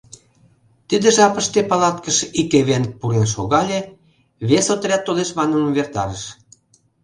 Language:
Mari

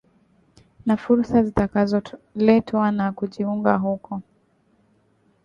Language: Swahili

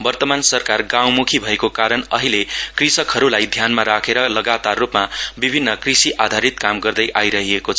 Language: Nepali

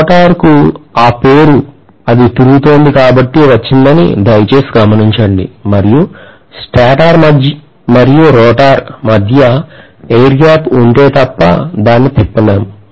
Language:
Telugu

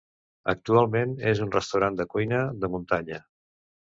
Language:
Catalan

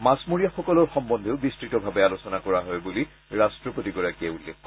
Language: Assamese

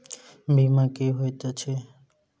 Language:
Maithili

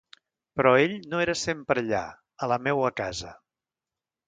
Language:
Catalan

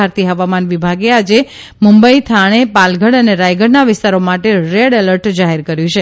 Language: Gujarati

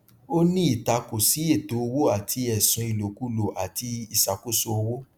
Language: Yoruba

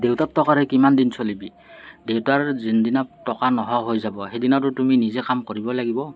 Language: Assamese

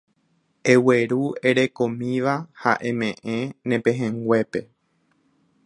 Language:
Guarani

